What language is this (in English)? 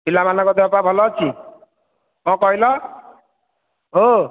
Odia